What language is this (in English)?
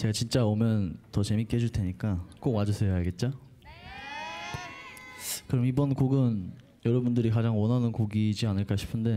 Korean